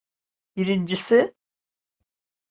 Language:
Turkish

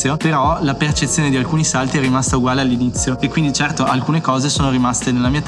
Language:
Italian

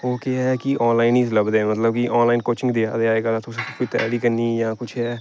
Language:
Dogri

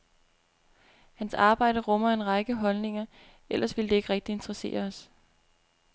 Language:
Danish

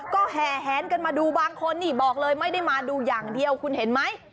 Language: Thai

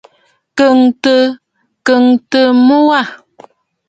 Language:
Bafut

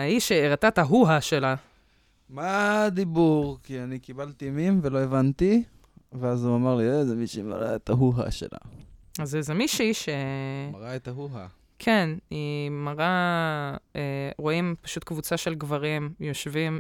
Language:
Hebrew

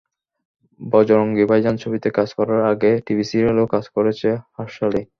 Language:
Bangla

